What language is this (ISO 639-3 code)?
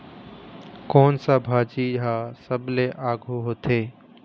hne